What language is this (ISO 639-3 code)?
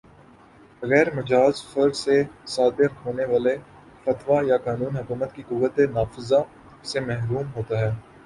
urd